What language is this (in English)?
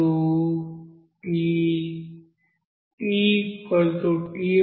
Telugu